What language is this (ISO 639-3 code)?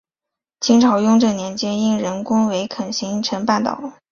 zho